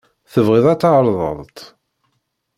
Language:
Kabyle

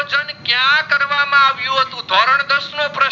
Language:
Gujarati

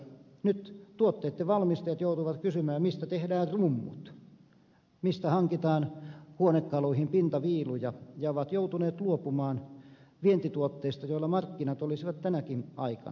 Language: Finnish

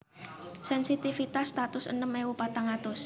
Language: Javanese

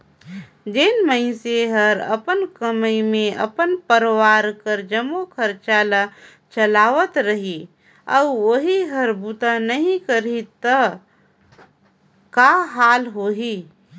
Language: Chhattisgarhi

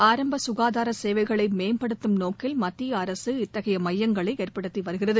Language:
Tamil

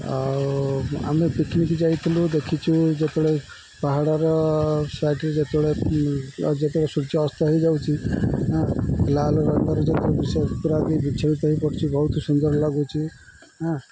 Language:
Odia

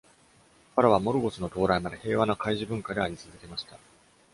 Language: Japanese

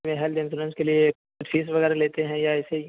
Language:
Urdu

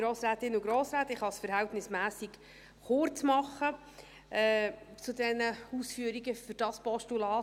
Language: Swiss German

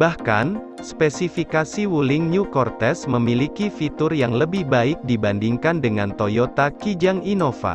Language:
Indonesian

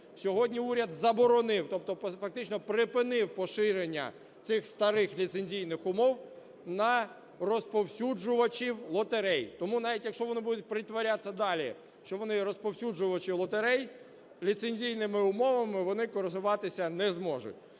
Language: Ukrainian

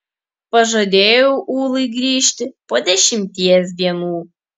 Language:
Lithuanian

